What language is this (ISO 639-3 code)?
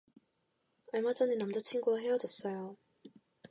kor